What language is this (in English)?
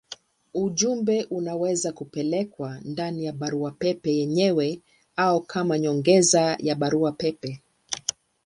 Swahili